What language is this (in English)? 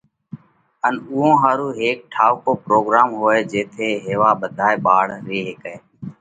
Parkari Koli